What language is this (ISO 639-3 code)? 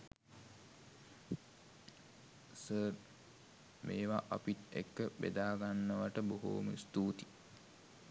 sin